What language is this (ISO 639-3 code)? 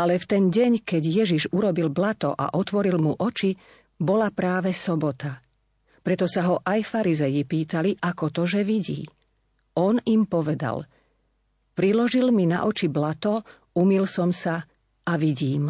slk